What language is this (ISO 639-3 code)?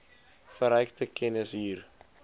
afr